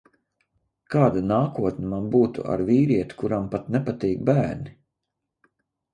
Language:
Latvian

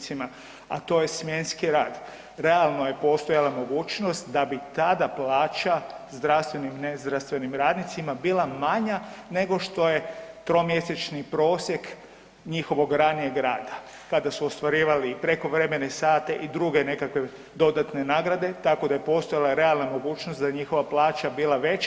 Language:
Croatian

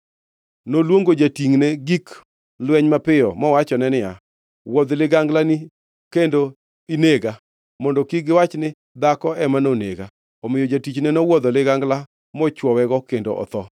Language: Luo (Kenya and Tanzania)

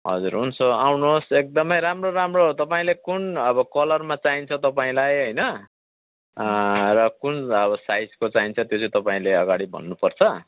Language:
Nepali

